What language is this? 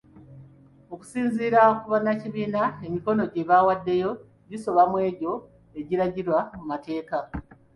Ganda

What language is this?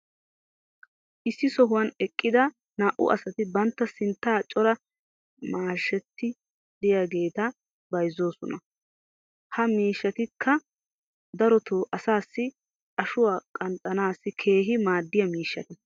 Wolaytta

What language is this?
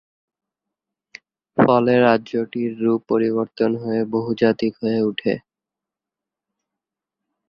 Bangla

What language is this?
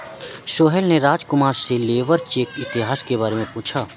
Hindi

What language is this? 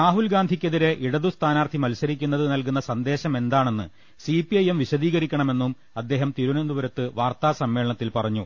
Malayalam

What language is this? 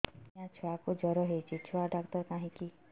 Odia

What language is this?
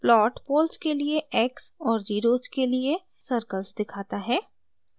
Hindi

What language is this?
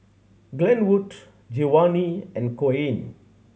English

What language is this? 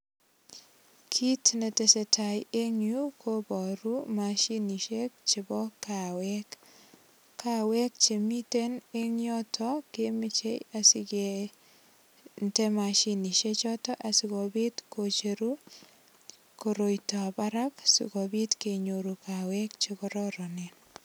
Kalenjin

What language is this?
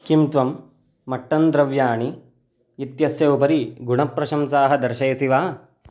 Sanskrit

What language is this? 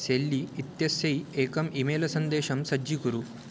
Sanskrit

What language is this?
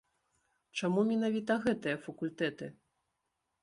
Belarusian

